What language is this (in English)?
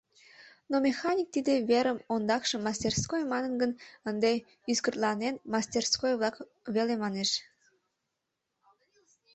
Mari